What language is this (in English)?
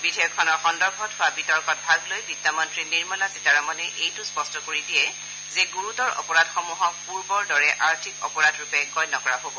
Assamese